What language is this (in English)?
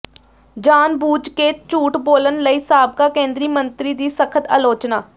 Punjabi